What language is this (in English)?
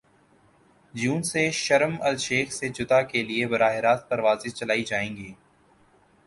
Urdu